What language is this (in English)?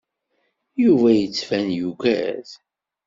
Kabyle